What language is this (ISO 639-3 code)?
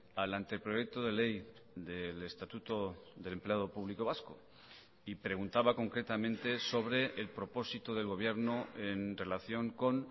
spa